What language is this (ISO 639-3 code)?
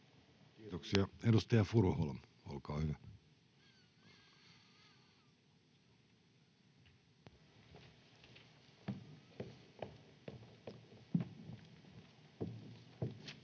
fin